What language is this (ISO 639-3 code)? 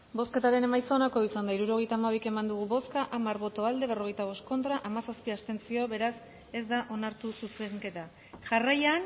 eus